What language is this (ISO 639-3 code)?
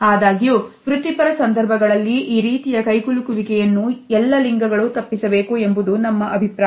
kan